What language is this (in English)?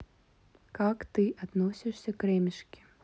Russian